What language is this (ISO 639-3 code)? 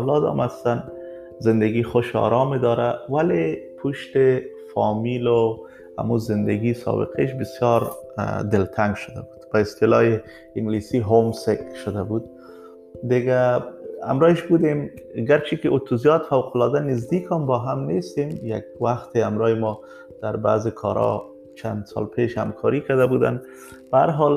fas